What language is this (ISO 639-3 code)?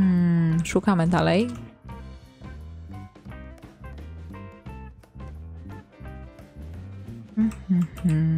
pol